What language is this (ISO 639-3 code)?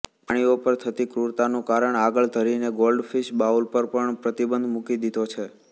guj